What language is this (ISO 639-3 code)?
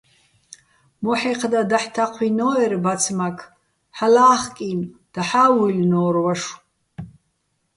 bbl